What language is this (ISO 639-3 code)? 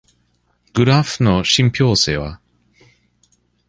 jpn